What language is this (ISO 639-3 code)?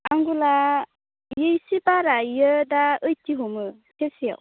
brx